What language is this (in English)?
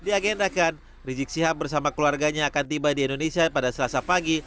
Indonesian